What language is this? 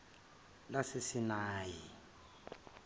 Zulu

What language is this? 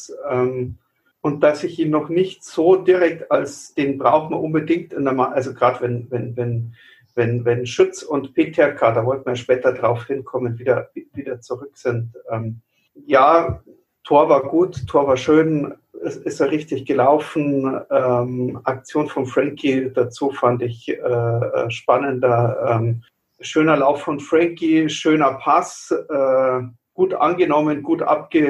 German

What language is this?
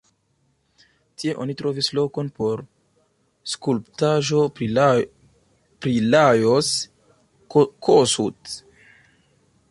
Esperanto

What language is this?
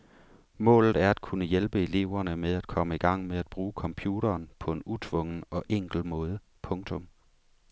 Danish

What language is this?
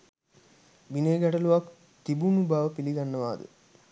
Sinhala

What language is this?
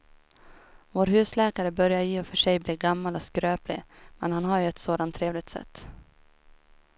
Swedish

